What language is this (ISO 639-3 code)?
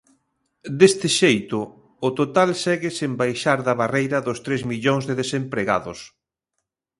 glg